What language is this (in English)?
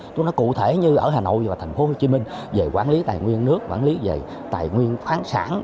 Vietnamese